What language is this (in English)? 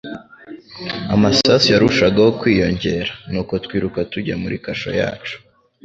Kinyarwanda